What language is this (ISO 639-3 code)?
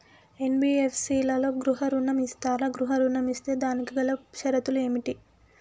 tel